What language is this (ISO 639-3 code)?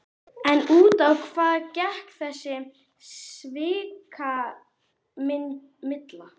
isl